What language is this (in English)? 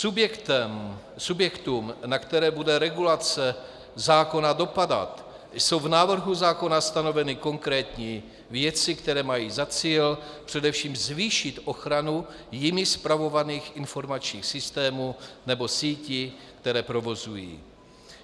Czech